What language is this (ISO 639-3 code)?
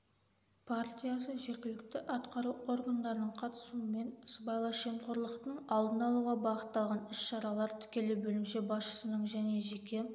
kaz